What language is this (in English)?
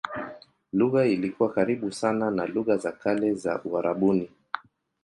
Swahili